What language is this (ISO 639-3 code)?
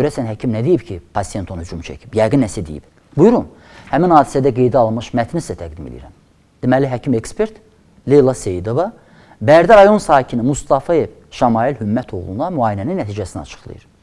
tur